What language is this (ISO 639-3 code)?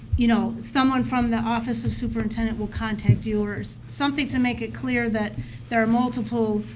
eng